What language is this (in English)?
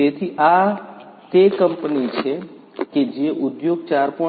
Gujarati